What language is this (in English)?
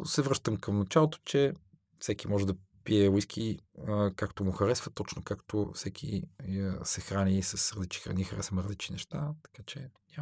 Bulgarian